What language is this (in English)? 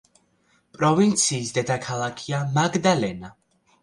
Georgian